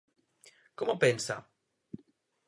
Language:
Galician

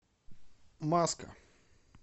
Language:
Russian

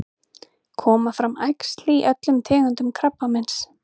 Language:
Icelandic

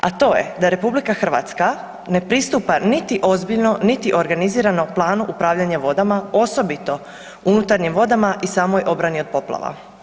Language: Croatian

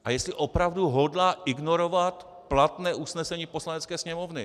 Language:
Czech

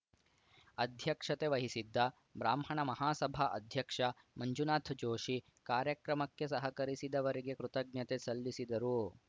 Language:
Kannada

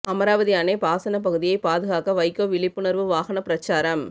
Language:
Tamil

